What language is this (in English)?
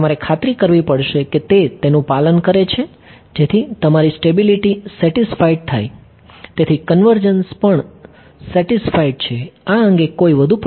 Gujarati